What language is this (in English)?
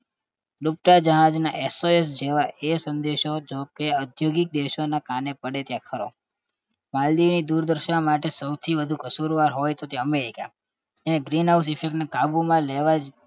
Gujarati